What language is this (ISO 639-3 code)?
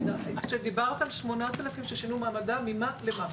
heb